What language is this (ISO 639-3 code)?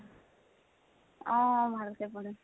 asm